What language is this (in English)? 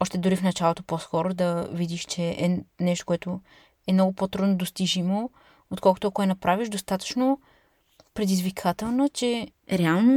Bulgarian